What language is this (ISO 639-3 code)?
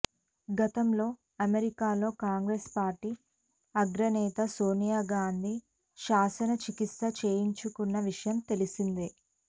tel